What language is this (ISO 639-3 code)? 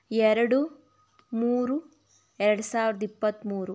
kan